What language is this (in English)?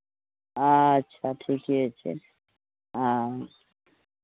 Maithili